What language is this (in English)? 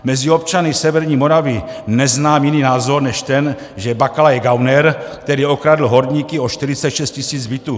Czech